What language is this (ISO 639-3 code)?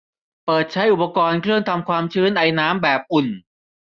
tha